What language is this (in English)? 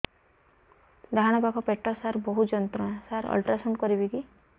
Odia